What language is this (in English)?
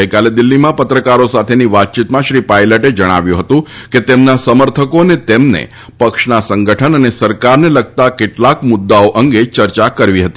Gujarati